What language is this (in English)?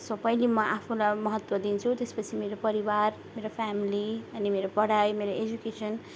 Nepali